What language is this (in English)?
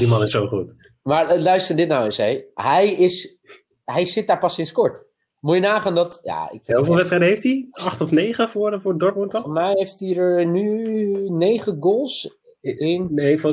Dutch